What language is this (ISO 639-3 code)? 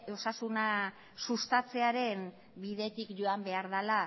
eus